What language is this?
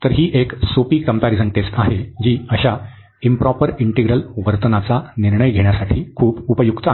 Marathi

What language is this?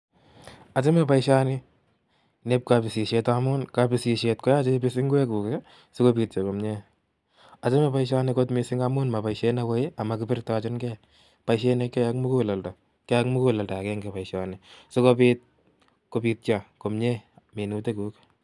Kalenjin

